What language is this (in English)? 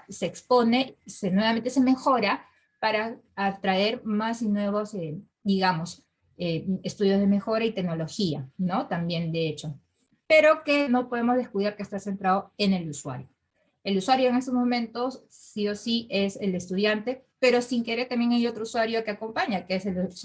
Spanish